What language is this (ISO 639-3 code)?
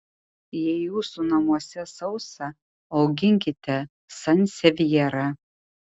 lit